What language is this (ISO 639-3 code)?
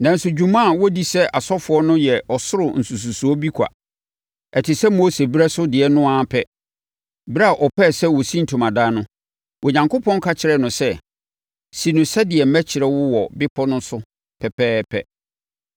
aka